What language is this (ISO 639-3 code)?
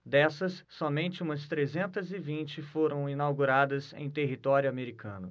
por